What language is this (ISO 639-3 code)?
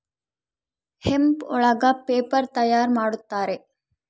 kan